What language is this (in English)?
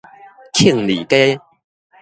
Min Nan Chinese